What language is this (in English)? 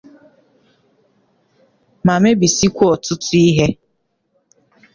Igbo